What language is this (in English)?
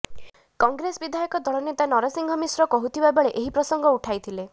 Odia